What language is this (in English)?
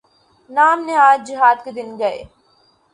Urdu